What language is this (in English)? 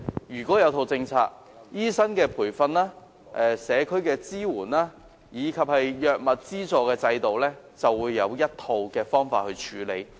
Cantonese